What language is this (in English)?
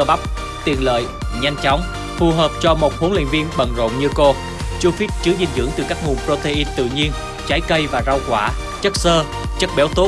Vietnamese